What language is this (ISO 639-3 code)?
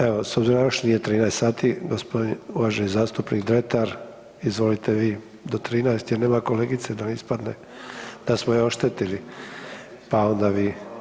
hrv